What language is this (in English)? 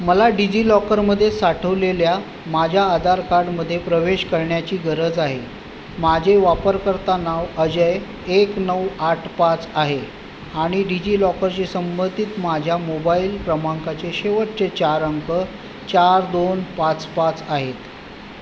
Marathi